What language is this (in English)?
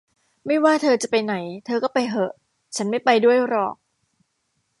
Thai